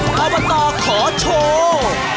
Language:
Thai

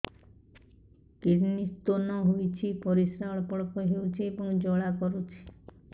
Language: Odia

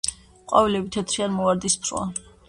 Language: Georgian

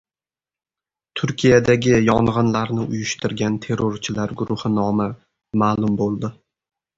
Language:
Uzbek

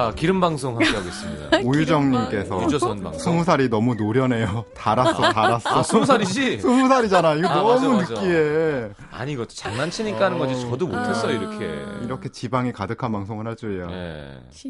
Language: Korean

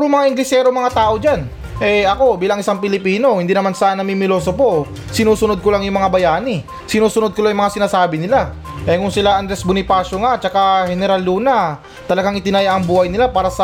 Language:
Filipino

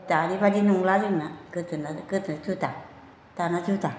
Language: Bodo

